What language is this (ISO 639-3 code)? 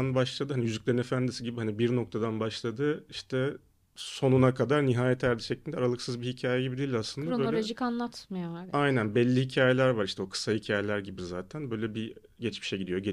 tur